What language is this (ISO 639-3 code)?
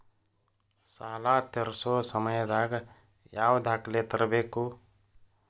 kan